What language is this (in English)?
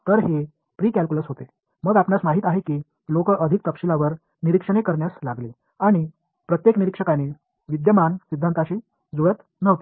Marathi